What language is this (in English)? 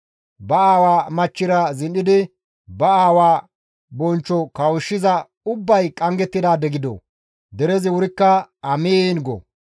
Gamo